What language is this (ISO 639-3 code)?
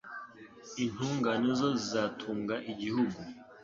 kin